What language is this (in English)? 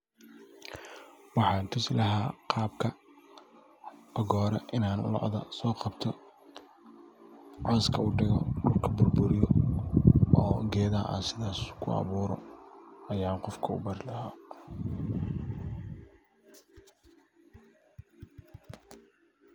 Somali